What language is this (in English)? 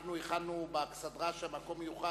Hebrew